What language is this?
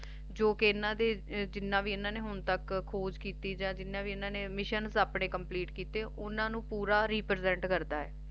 Punjabi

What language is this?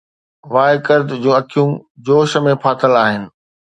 Sindhi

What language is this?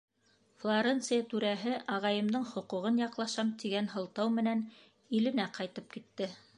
Bashkir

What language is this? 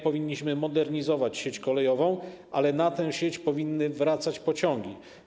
Polish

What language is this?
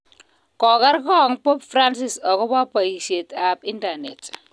Kalenjin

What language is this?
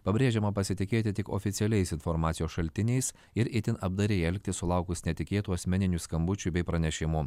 Lithuanian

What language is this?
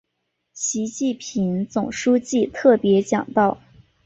Chinese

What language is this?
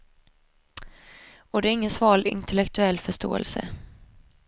Swedish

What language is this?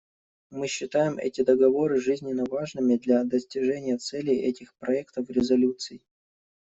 Russian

